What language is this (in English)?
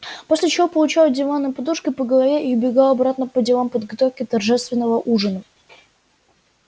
Russian